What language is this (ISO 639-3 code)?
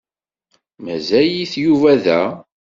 kab